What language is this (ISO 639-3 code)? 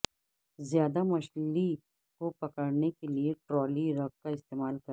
urd